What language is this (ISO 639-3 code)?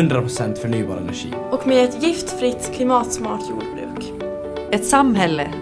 swe